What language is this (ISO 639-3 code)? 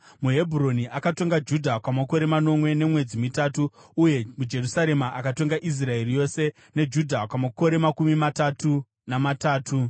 sna